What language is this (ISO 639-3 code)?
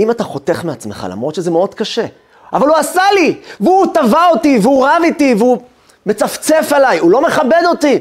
heb